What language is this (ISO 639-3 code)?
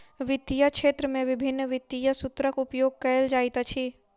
mai